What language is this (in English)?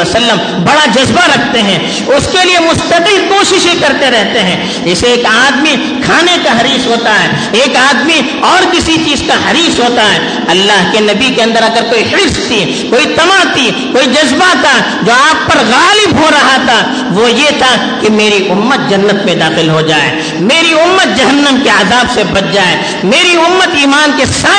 Urdu